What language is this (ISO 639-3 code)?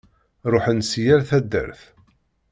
kab